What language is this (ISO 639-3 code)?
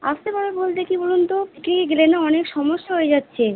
ben